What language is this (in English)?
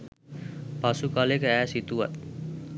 Sinhala